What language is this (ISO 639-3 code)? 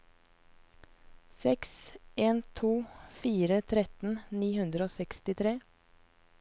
nor